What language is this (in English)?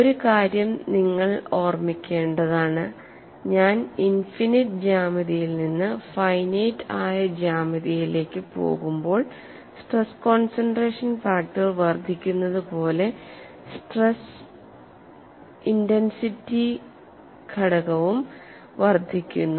Malayalam